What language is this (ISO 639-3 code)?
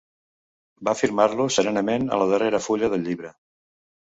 cat